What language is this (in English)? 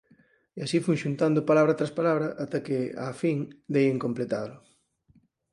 Galician